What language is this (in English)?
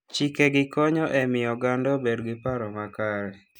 Luo (Kenya and Tanzania)